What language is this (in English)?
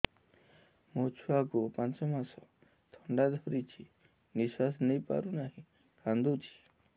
Odia